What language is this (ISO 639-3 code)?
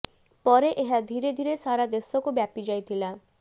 ori